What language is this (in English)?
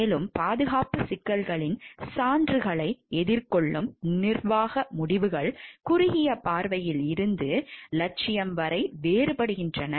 Tamil